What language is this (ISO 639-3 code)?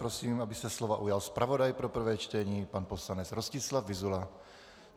ces